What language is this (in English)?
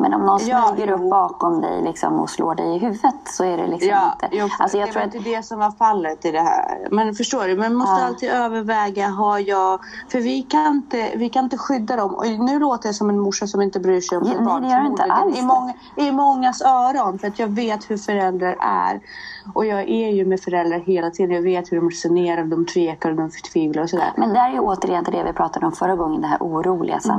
Swedish